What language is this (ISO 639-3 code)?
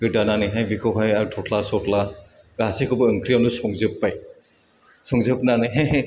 brx